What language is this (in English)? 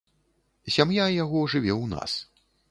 Belarusian